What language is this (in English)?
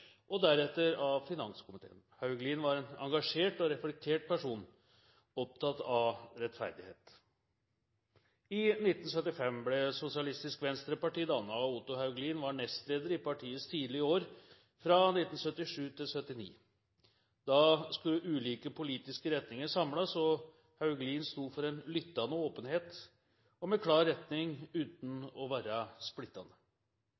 Norwegian Bokmål